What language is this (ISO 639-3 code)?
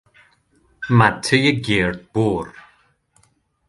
fas